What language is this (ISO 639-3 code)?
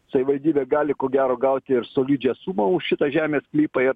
lit